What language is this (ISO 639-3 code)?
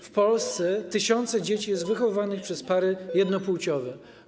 pol